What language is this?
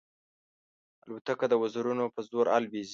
Pashto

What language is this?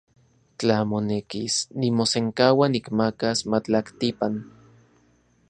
Central Puebla Nahuatl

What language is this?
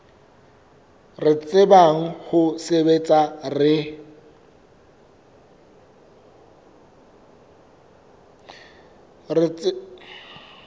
Southern Sotho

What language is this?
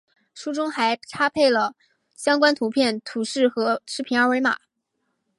Chinese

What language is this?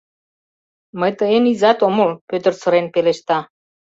Mari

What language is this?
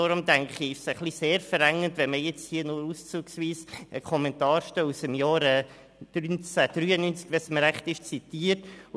Swiss German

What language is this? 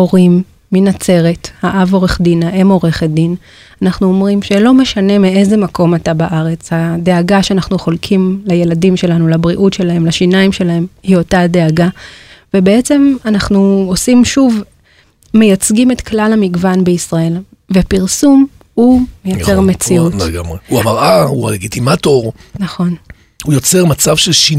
Hebrew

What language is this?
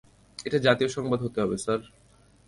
Bangla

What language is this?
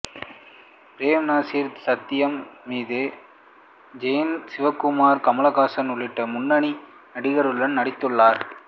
Tamil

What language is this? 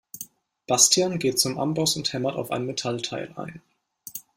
German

